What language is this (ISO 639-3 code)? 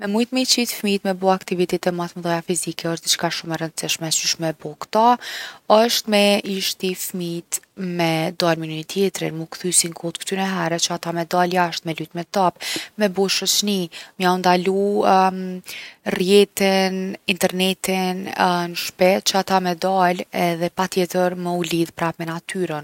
aln